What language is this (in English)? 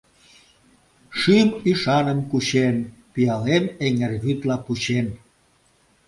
Mari